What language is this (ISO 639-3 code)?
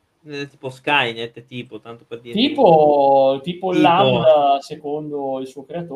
ita